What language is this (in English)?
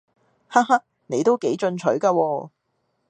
Cantonese